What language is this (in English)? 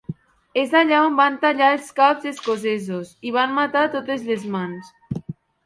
Catalan